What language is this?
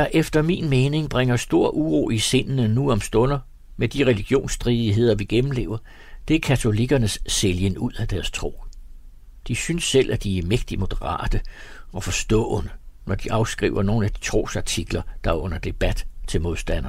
Danish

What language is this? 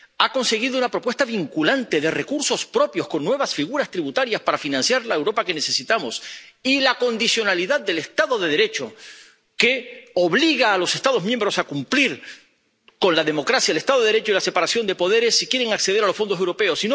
Spanish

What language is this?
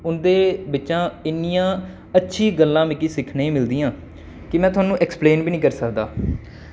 Dogri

